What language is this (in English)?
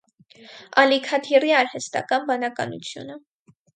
Armenian